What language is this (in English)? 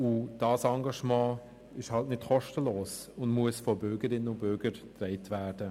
Swiss German